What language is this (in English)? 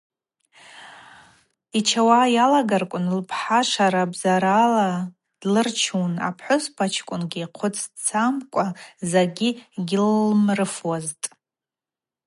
Abaza